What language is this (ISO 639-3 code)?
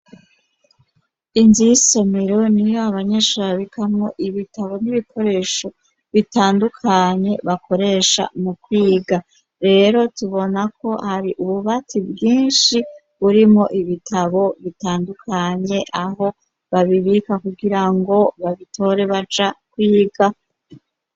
run